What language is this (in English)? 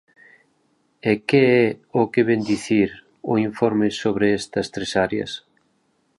Galician